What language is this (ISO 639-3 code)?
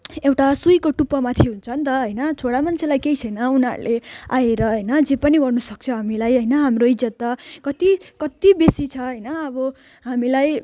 nep